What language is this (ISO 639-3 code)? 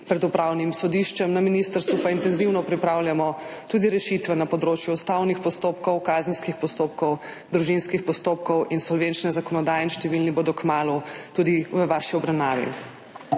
slv